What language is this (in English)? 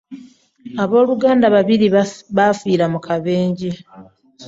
Ganda